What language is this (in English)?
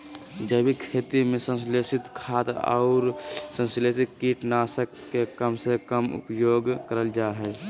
Magahi